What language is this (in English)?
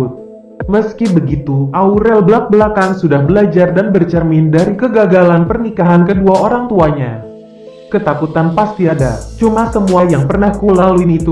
Indonesian